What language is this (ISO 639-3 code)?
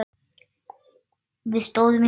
isl